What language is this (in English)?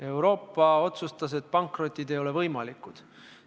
Estonian